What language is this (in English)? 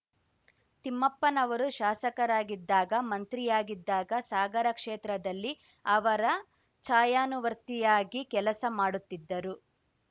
Kannada